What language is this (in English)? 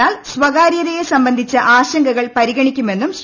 Malayalam